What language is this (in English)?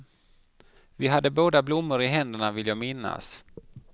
Swedish